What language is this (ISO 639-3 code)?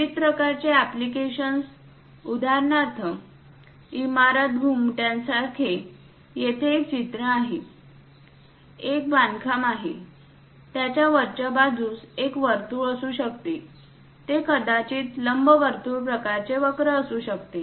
mar